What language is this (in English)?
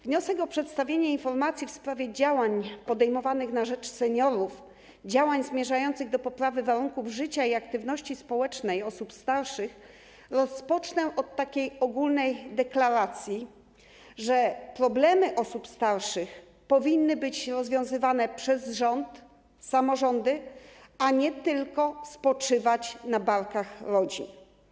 Polish